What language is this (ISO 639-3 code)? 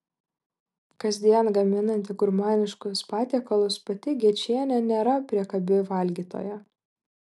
lit